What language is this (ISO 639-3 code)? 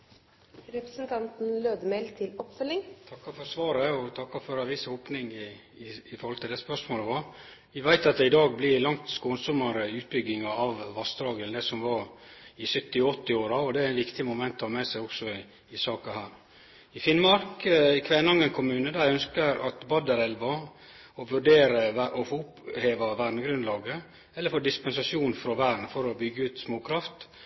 nno